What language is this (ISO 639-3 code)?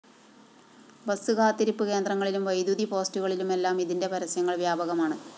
mal